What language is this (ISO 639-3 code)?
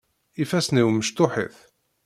kab